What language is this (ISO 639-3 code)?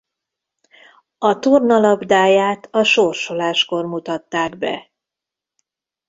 hun